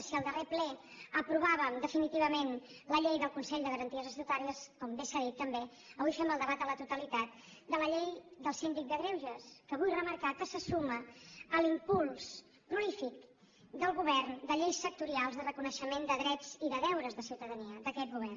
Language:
Catalan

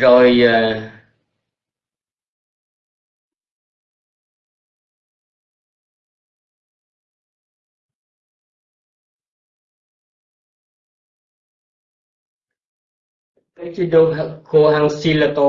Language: Vietnamese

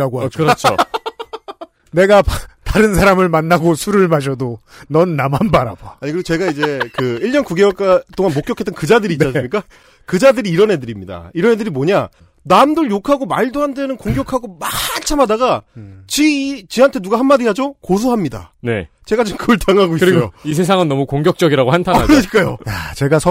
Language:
Korean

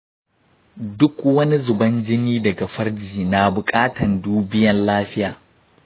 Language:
Hausa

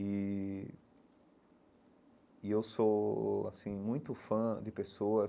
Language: Portuguese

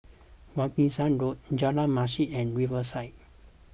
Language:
English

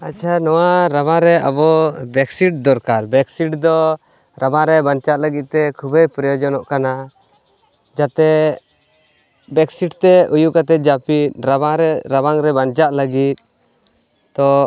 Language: Santali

